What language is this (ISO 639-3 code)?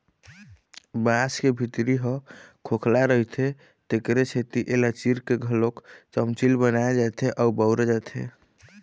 hne